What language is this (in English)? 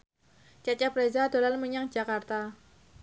Javanese